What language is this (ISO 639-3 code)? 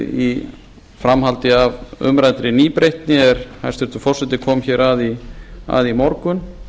isl